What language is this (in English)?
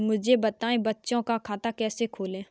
Hindi